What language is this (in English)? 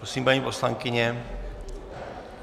Czech